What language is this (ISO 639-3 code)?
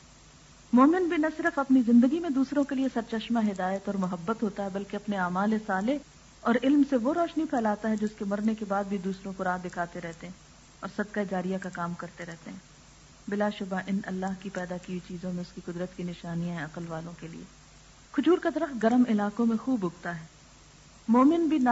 urd